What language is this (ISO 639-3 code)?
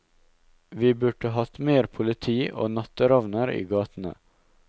nor